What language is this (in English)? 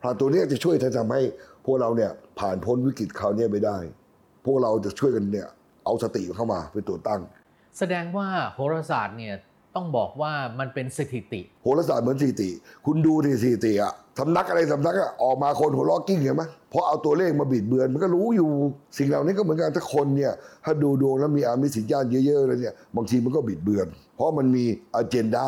Thai